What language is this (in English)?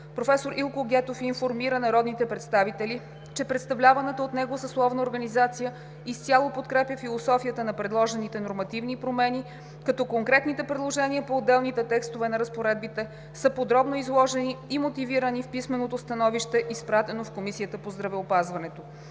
Bulgarian